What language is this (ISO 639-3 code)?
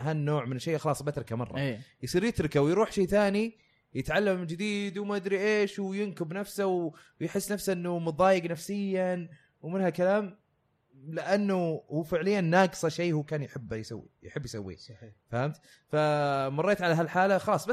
ara